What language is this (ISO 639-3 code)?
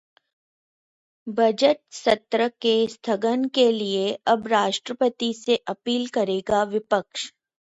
hin